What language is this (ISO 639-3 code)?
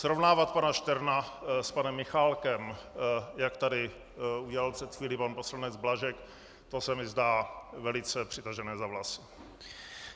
ces